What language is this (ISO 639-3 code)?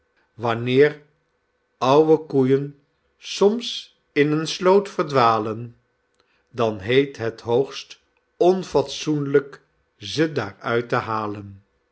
nld